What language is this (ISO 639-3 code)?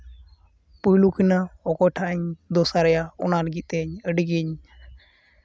sat